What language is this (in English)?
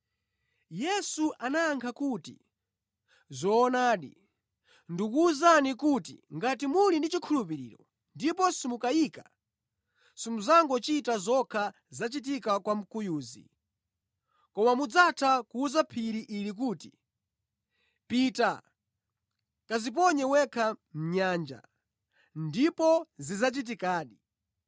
Nyanja